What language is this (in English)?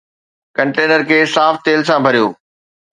Sindhi